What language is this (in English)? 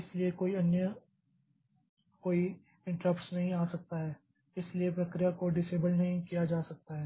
Hindi